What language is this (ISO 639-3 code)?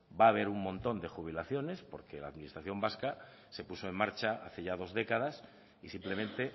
spa